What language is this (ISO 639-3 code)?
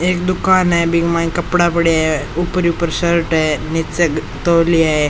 raj